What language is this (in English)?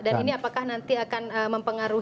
Indonesian